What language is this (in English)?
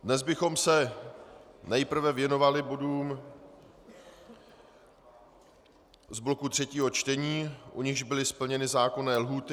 Czech